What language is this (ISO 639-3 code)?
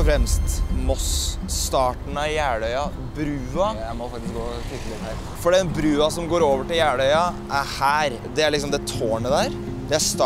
nor